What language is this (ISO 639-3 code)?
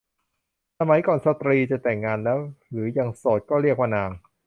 tha